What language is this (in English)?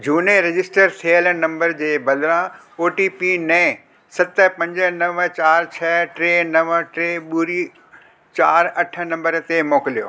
Sindhi